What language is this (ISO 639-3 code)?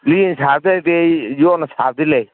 mni